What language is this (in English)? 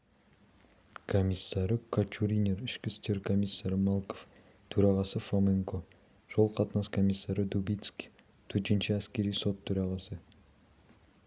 Kazakh